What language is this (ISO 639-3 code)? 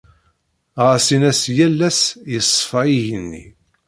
kab